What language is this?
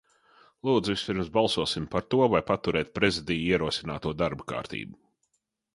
Latvian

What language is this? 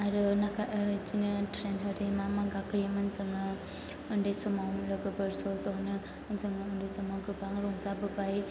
Bodo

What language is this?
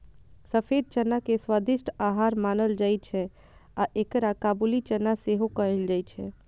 Maithili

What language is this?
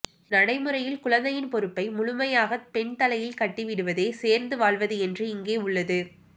Tamil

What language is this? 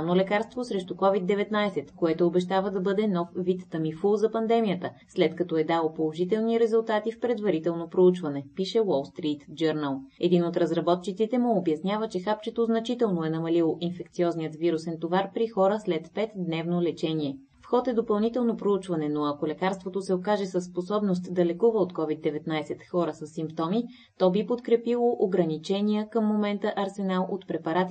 Bulgarian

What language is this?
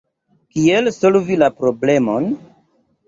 Esperanto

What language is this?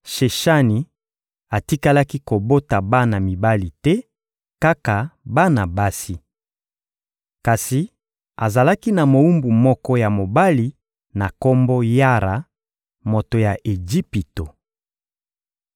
Lingala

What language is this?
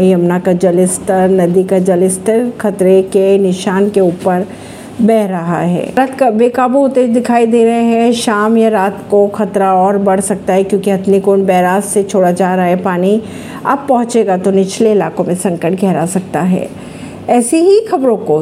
Hindi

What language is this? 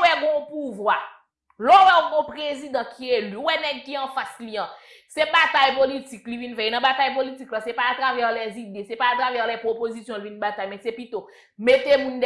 French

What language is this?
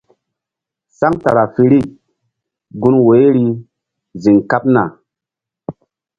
Mbum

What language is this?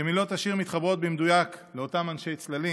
Hebrew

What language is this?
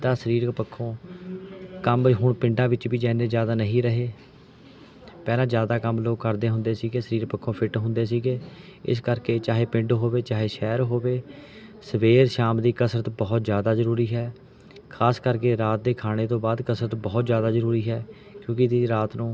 Punjabi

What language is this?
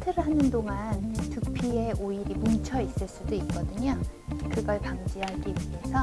Korean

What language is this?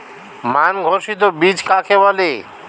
Bangla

